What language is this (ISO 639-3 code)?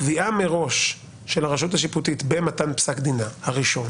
heb